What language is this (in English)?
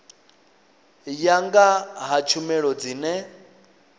Venda